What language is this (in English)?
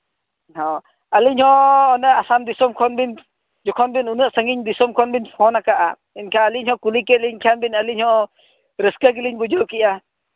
Santali